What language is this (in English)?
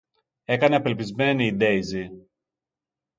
Greek